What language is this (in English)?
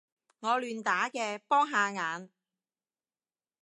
Cantonese